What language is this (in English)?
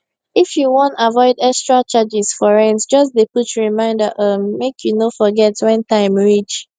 Nigerian Pidgin